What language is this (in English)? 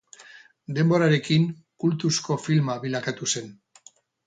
Basque